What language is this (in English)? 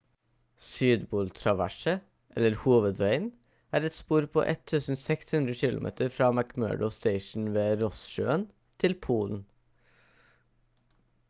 Norwegian Bokmål